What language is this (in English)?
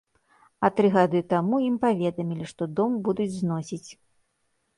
Belarusian